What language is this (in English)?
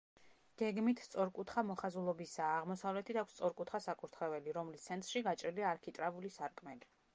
Georgian